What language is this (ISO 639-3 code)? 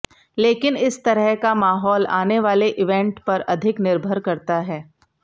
hin